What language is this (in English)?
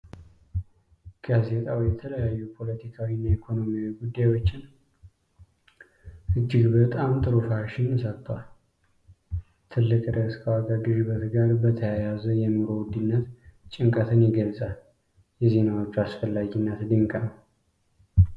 Amharic